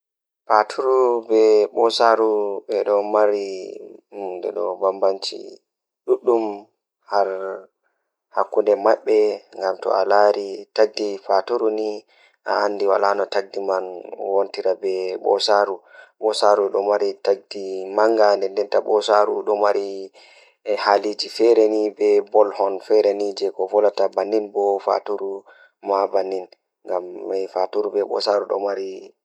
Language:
Fula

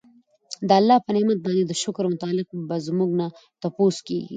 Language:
Pashto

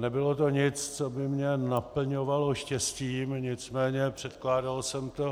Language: Czech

